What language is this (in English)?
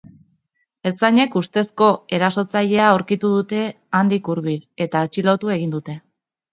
Basque